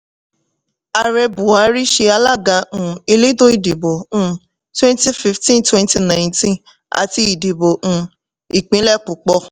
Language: Yoruba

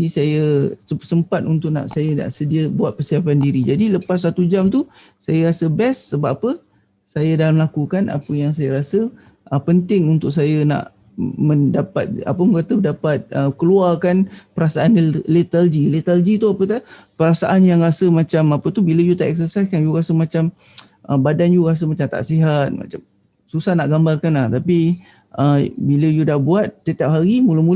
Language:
Malay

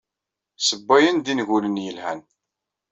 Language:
Kabyle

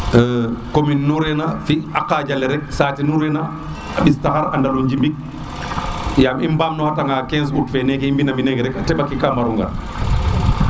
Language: Serer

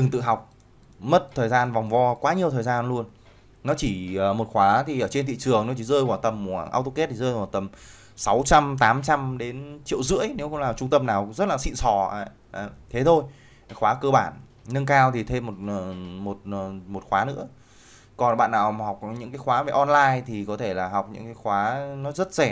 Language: Vietnamese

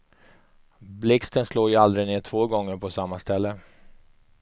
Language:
Swedish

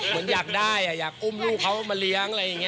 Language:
Thai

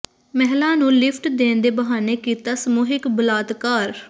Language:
Punjabi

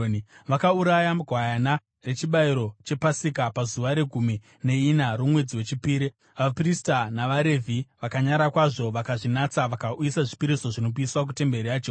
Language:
Shona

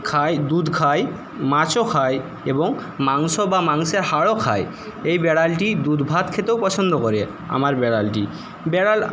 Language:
Bangla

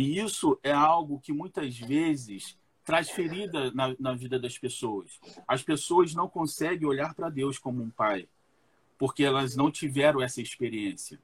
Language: Portuguese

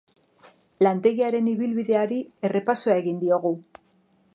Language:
Basque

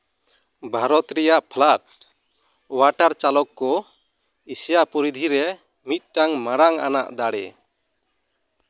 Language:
Santali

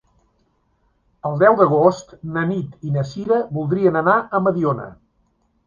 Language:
Catalan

